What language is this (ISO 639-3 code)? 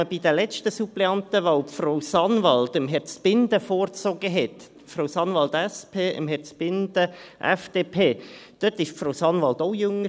gsw